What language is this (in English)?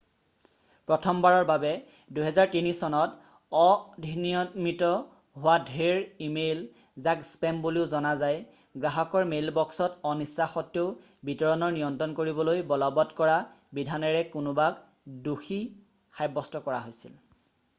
Assamese